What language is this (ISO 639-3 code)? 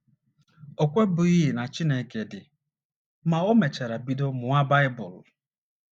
ibo